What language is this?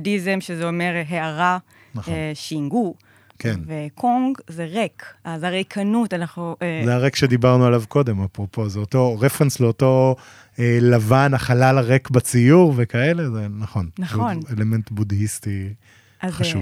Hebrew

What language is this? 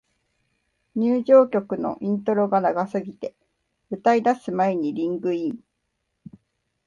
Japanese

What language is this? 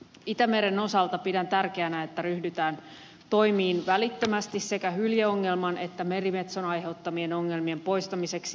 Finnish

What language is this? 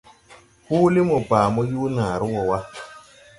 Tupuri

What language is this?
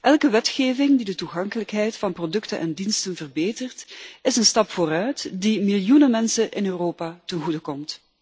Dutch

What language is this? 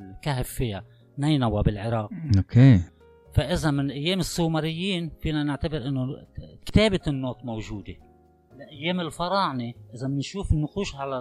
Arabic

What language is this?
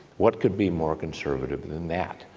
English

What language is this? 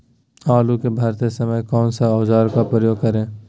Magahi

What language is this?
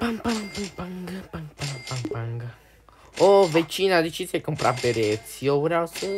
Romanian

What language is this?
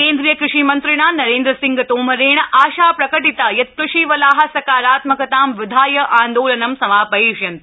Sanskrit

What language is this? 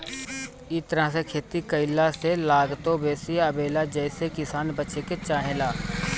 Bhojpuri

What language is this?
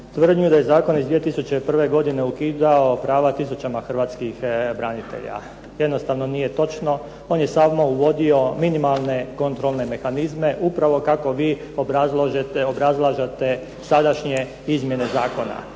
Croatian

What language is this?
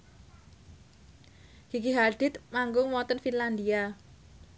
Javanese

